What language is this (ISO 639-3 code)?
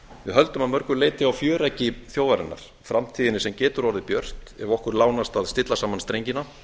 isl